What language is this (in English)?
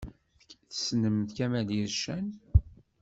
Kabyle